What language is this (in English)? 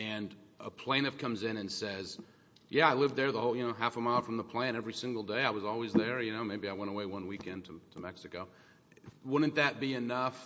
English